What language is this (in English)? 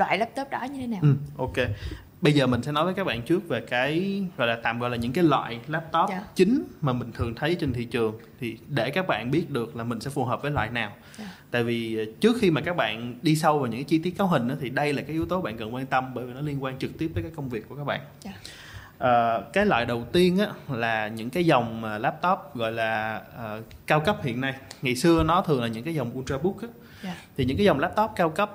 Vietnamese